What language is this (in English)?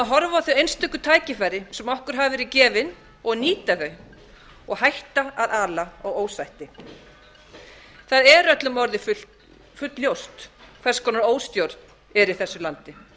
Icelandic